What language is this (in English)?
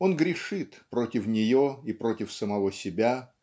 Russian